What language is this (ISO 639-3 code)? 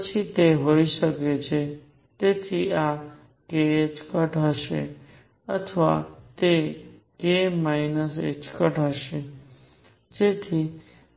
guj